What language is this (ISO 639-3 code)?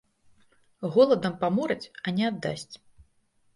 bel